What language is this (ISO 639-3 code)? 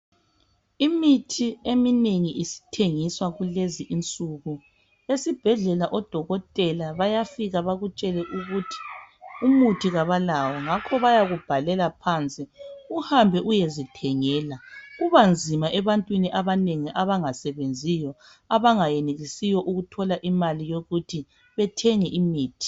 nde